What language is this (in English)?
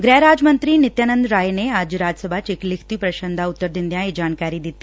Punjabi